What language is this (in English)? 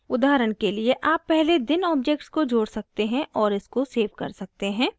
Hindi